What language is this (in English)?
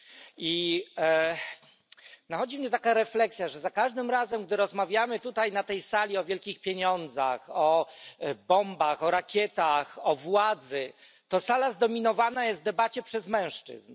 Polish